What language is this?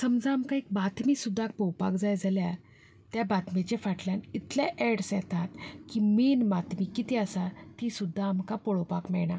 Konkani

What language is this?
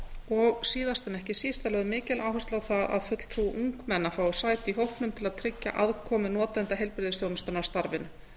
Icelandic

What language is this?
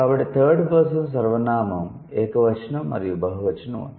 Telugu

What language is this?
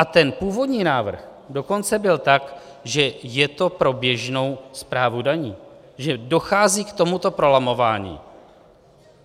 Czech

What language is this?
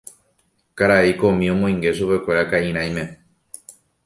Guarani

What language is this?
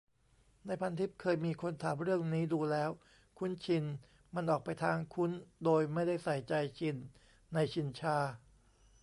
Thai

